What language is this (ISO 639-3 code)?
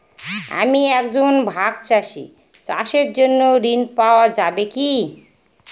ben